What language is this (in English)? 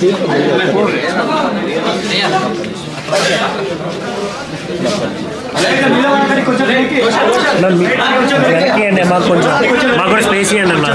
Telugu